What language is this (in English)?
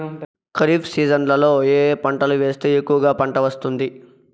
Telugu